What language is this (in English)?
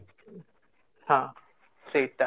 Odia